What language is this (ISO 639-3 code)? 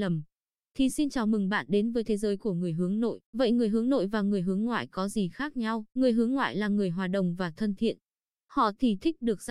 vie